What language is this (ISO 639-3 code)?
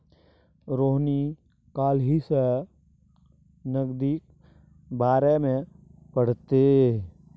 mai